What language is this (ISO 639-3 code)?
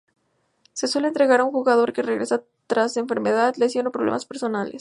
spa